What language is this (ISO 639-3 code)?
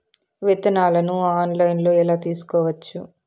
tel